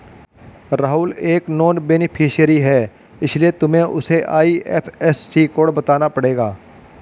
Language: Hindi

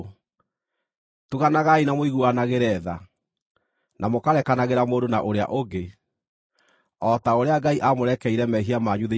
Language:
Kikuyu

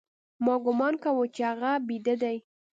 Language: Pashto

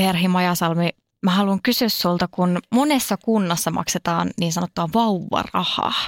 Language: Finnish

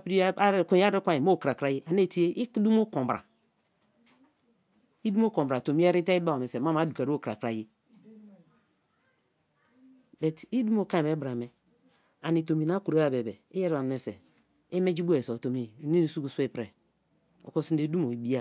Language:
Kalabari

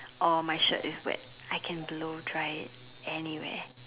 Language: English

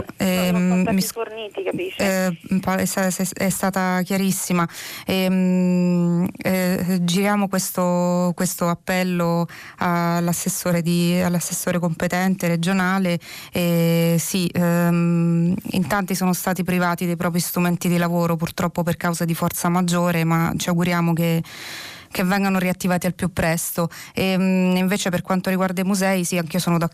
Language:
Italian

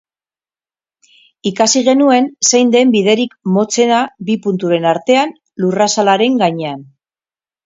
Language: Basque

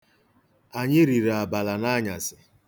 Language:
Igbo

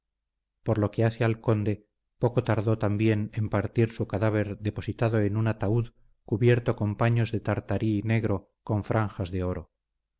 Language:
Spanish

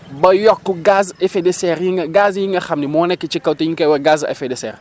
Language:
Wolof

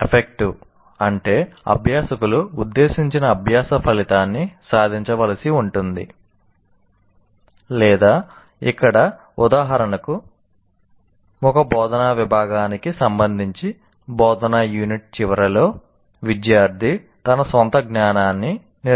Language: Telugu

